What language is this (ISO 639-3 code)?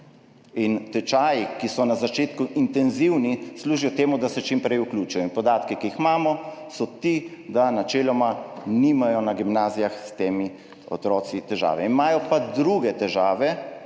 slv